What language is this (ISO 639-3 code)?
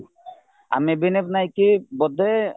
ori